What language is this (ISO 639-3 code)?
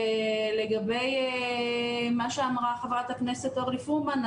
heb